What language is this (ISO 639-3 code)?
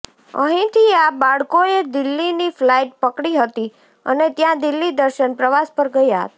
guj